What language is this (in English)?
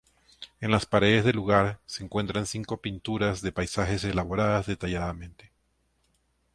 Spanish